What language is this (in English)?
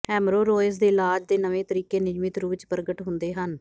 Punjabi